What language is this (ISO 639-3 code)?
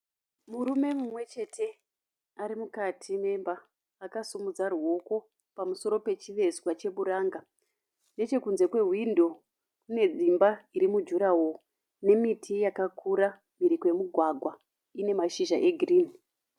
sna